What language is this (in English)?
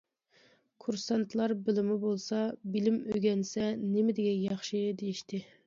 Uyghur